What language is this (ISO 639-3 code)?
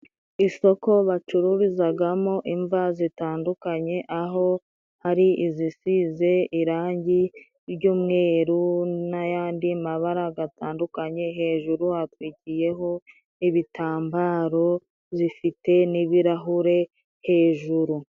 kin